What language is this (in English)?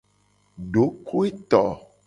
Gen